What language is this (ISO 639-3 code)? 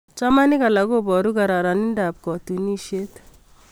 kln